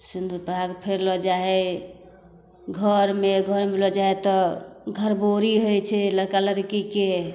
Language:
Maithili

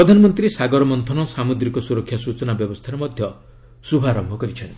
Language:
Odia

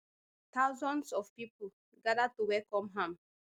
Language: Nigerian Pidgin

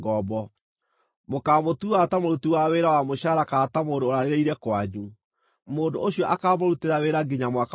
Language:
Kikuyu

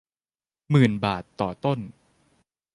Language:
Thai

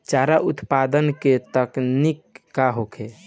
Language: Bhojpuri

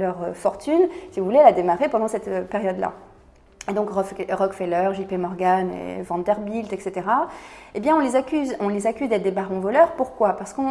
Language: French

